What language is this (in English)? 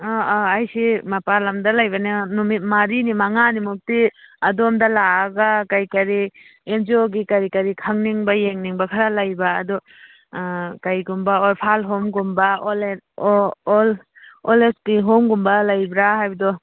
Manipuri